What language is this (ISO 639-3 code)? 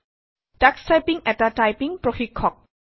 asm